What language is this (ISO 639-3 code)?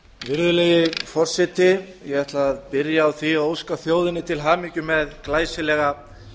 isl